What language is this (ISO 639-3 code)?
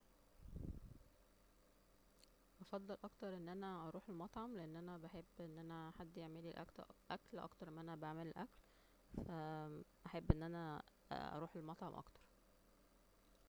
arz